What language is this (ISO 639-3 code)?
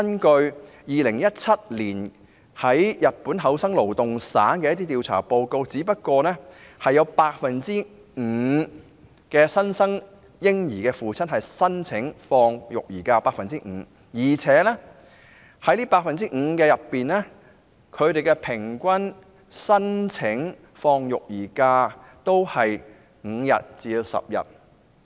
yue